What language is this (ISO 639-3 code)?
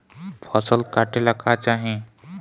bho